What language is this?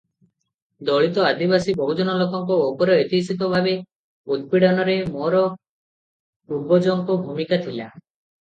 Odia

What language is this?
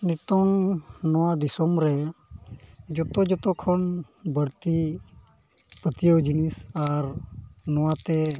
Santali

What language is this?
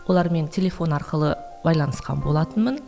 Kazakh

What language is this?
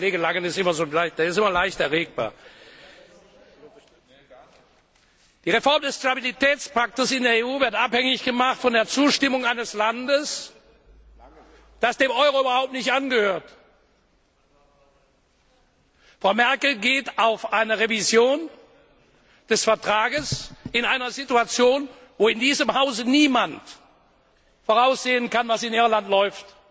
German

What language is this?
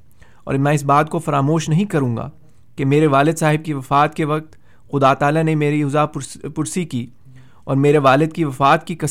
Urdu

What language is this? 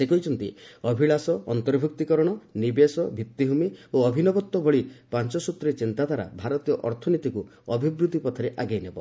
Odia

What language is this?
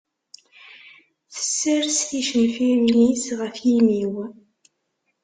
Kabyle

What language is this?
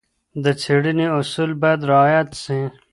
Pashto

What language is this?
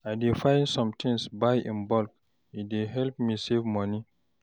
Nigerian Pidgin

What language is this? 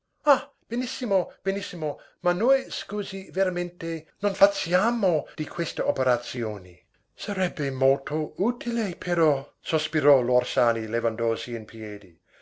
Italian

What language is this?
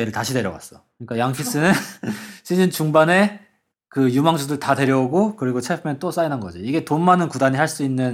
Korean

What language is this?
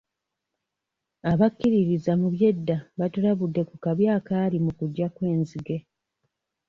Ganda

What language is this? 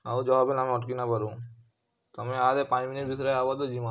Odia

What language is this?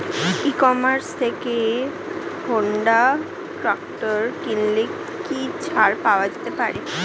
Bangla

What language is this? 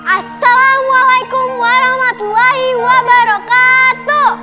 Indonesian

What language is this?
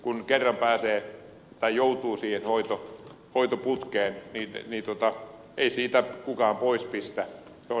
Finnish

